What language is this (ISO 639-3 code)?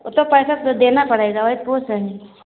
hin